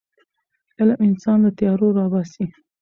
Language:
Pashto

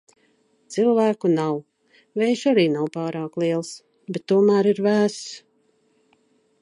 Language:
Latvian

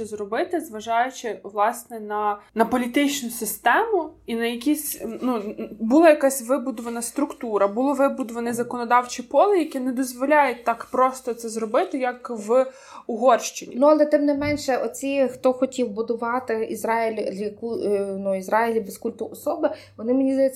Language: Ukrainian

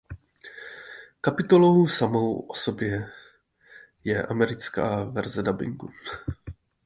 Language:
Czech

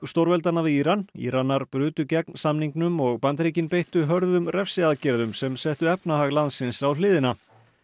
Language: Icelandic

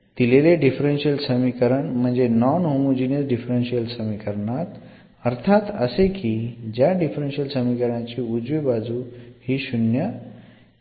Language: Marathi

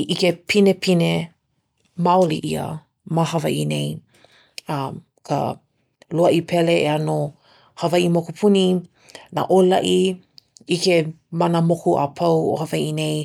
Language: Hawaiian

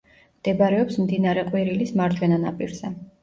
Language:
Georgian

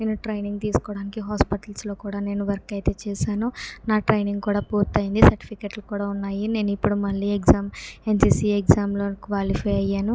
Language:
Telugu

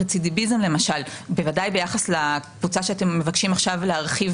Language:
Hebrew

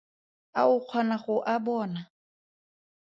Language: Tswana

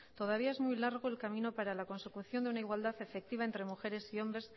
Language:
Spanish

